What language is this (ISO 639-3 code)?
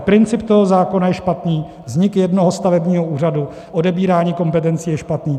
ces